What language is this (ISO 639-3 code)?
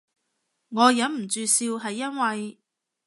yue